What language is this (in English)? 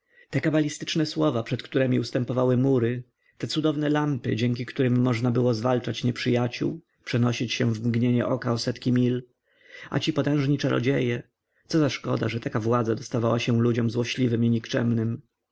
Polish